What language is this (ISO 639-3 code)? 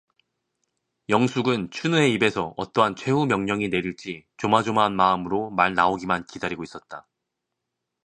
kor